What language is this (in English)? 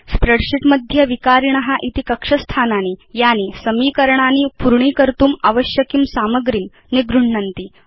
Sanskrit